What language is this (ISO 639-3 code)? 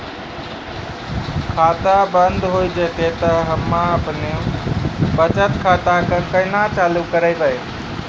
mai